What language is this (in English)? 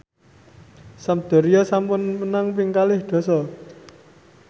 Javanese